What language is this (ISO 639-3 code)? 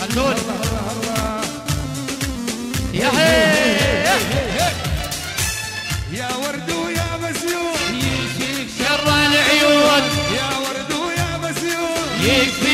ara